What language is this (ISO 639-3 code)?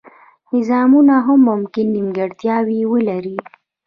pus